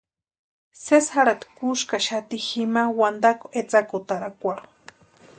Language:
Western Highland Purepecha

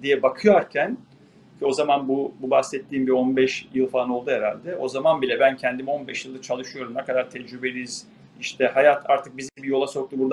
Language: Turkish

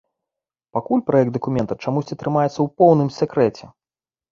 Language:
Belarusian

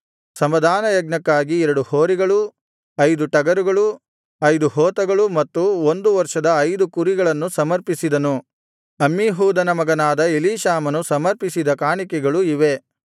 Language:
Kannada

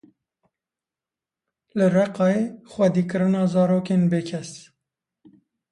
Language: Kurdish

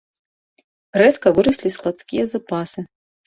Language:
Belarusian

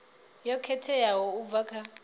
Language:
Venda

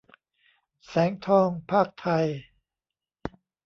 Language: Thai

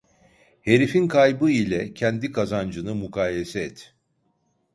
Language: Turkish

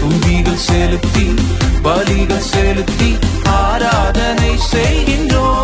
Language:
Urdu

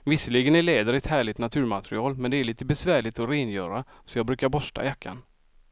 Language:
Swedish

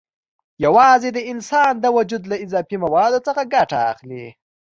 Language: Pashto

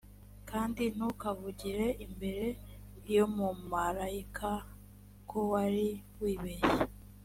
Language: Kinyarwanda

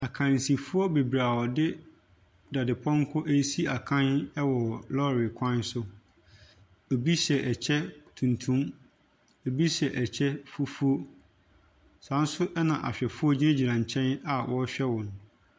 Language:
Akan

